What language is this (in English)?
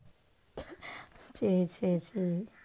Tamil